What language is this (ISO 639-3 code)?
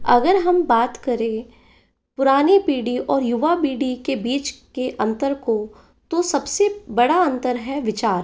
hin